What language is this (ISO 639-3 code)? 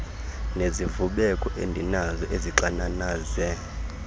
xho